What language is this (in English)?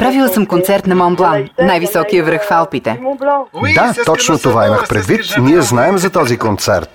Bulgarian